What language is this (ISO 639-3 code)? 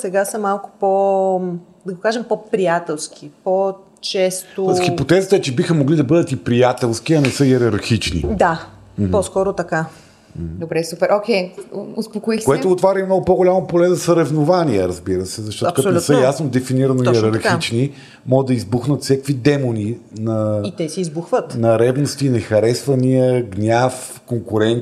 bul